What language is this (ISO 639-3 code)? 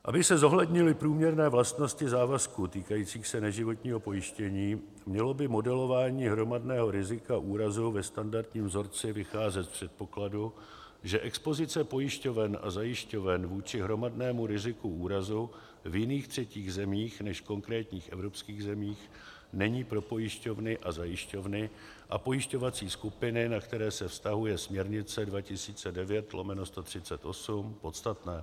ces